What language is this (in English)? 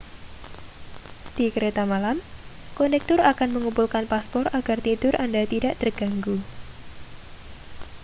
Indonesian